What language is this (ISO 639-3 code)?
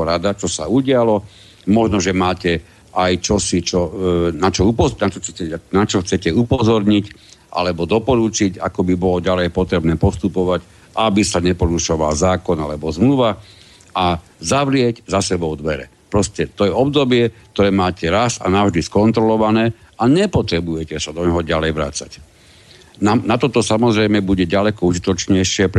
slk